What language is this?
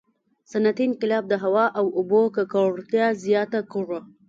Pashto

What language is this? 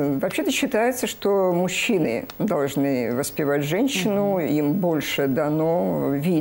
Russian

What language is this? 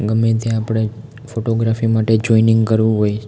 Gujarati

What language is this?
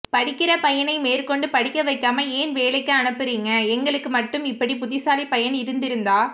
Tamil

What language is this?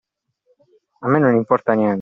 Italian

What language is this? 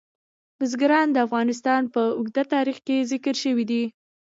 Pashto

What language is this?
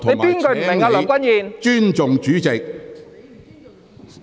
Cantonese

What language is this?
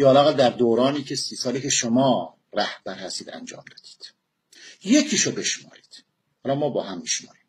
Persian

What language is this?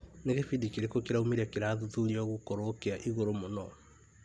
Kikuyu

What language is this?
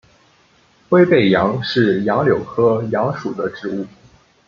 Chinese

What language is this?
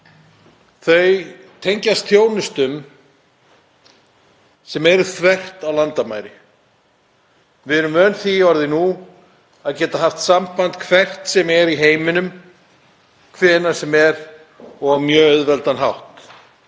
Icelandic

